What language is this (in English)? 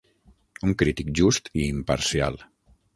Catalan